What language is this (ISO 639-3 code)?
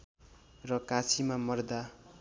nep